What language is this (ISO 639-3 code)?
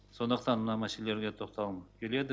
kaz